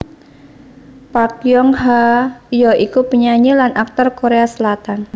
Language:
Javanese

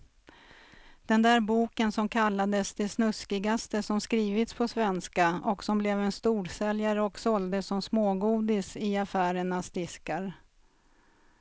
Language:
Swedish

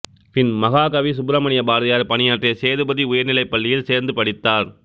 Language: Tamil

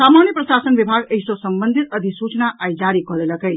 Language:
Maithili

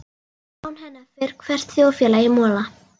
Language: Icelandic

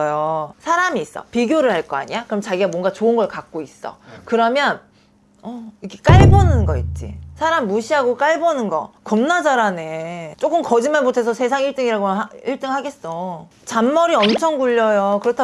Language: Korean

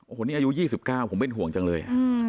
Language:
Thai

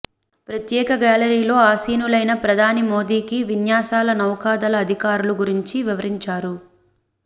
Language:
Telugu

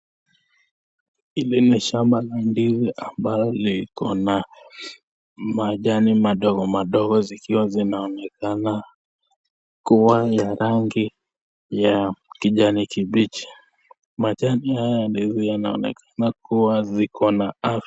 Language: Swahili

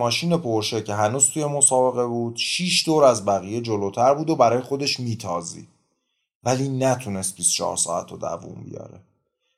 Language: Persian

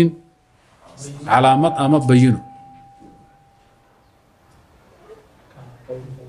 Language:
Arabic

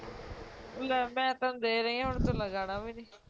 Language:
Punjabi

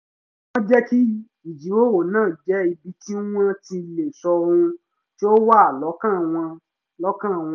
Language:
Yoruba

